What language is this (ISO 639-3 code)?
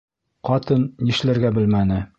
bak